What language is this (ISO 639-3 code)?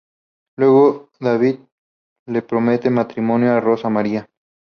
spa